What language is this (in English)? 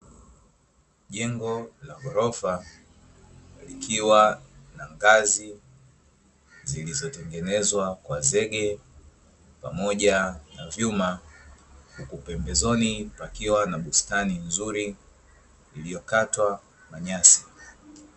Swahili